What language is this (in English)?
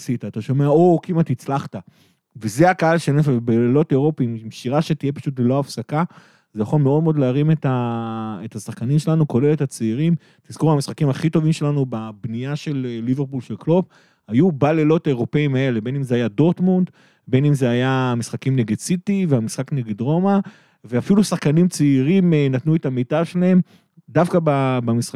Hebrew